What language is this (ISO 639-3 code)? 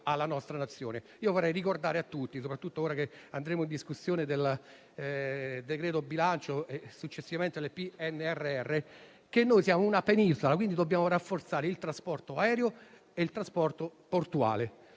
ita